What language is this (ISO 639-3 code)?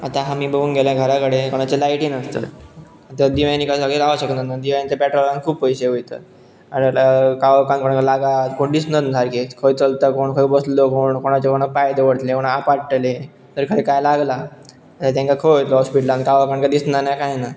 kok